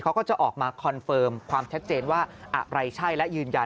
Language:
Thai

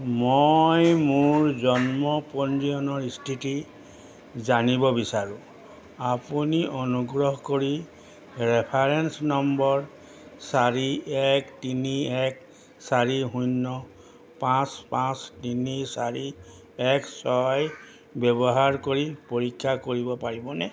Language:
Assamese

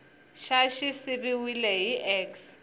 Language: Tsonga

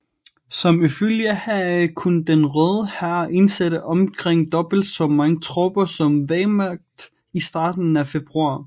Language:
Danish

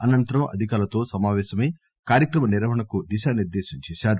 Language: Telugu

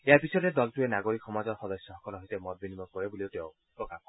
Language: Assamese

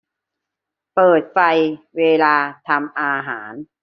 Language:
Thai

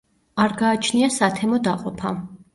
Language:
Georgian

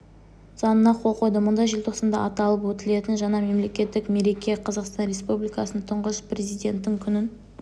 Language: Kazakh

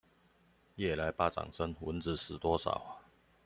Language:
Chinese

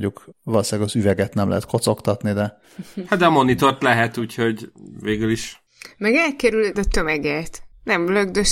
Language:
Hungarian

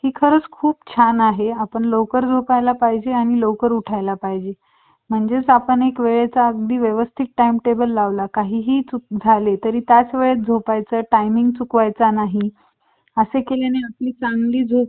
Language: Marathi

